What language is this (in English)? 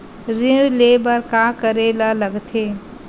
Chhattisgarhi